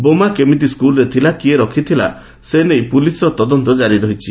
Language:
Odia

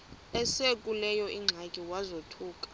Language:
Xhosa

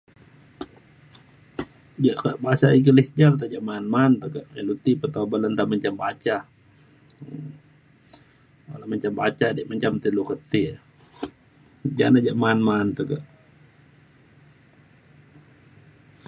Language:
Mainstream Kenyah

